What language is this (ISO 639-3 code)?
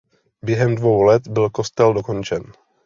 ces